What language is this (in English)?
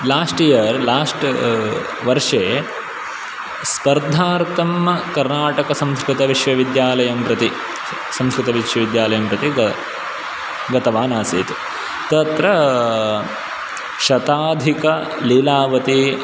Sanskrit